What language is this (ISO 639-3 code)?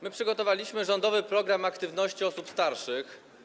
pol